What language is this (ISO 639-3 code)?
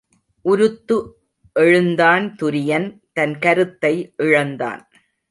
tam